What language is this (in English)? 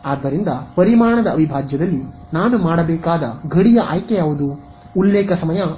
Kannada